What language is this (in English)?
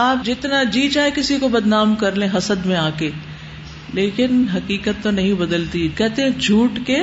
Urdu